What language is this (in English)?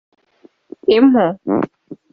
Kinyarwanda